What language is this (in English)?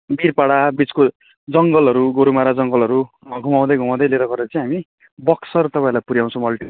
Nepali